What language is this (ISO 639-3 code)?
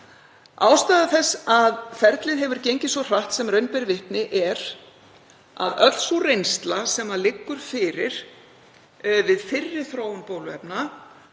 isl